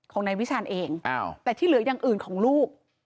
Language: Thai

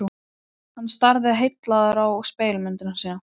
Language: Icelandic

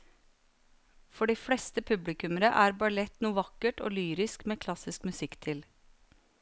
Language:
Norwegian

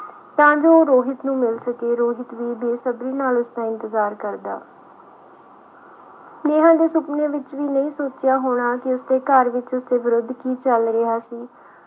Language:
Punjabi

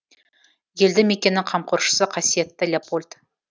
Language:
Kazakh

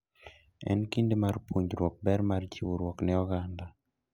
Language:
Luo (Kenya and Tanzania)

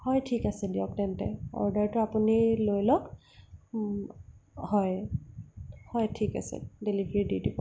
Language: Assamese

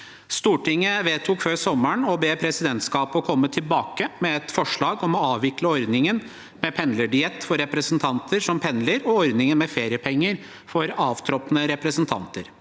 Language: Norwegian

